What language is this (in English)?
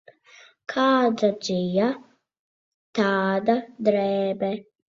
Latvian